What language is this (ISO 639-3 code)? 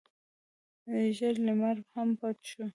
pus